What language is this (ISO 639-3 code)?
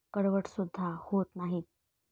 mar